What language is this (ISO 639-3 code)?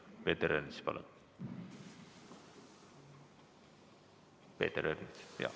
est